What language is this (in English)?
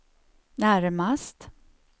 Swedish